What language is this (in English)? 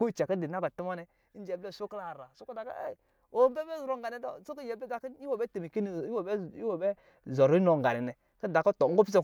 Lijili